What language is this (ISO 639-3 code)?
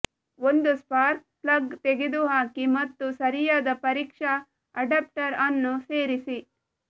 kan